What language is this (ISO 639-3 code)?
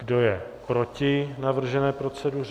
ces